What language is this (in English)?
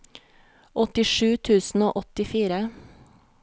Norwegian